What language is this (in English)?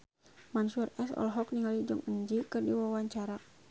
Sundanese